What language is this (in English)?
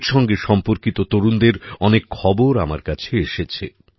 Bangla